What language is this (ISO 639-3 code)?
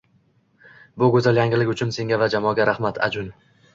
uzb